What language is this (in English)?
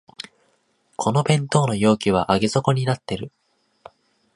Japanese